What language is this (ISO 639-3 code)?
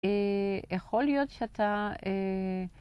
heb